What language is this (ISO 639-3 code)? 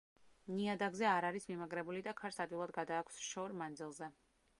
kat